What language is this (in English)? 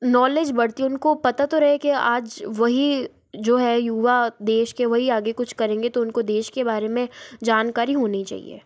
Hindi